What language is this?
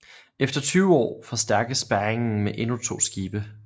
Danish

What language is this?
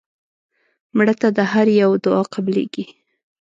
Pashto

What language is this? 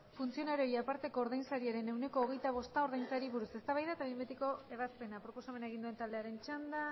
Basque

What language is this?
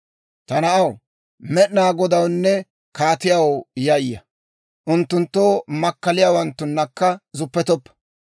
Dawro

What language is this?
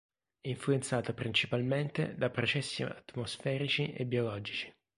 Italian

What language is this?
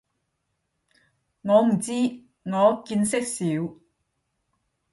Cantonese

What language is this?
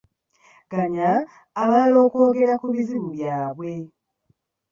Ganda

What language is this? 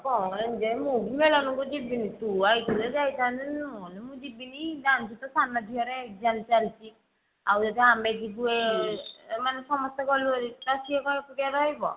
Odia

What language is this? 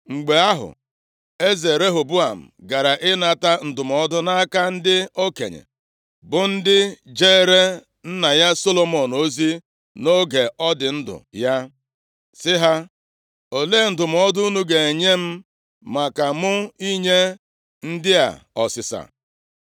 Igbo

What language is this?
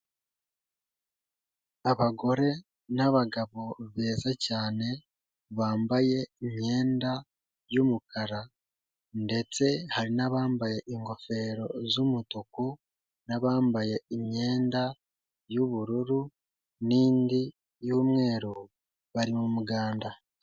Kinyarwanda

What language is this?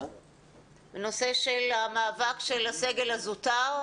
Hebrew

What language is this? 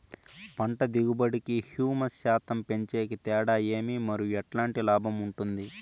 Telugu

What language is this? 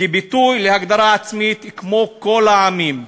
Hebrew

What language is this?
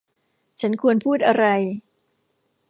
Thai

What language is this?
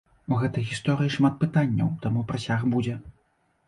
Belarusian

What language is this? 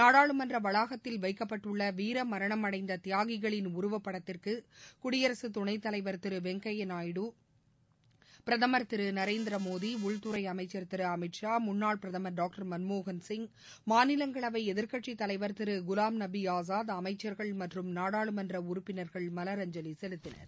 Tamil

